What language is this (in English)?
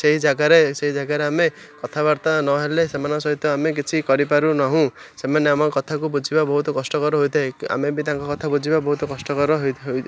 Odia